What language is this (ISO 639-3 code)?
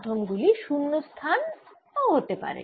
ben